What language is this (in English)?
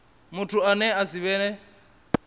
Venda